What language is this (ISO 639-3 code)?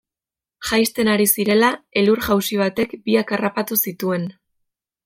eus